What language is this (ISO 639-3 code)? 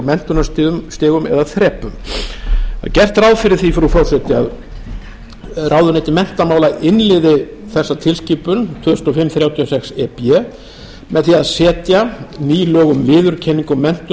isl